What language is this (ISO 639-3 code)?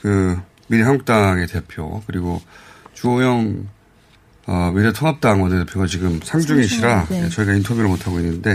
kor